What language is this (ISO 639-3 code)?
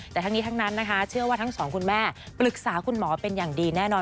tha